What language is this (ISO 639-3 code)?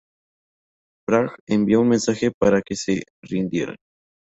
spa